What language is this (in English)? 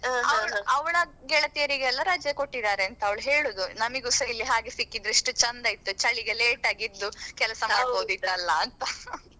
Kannada